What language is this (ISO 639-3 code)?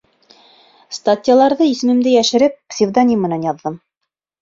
bak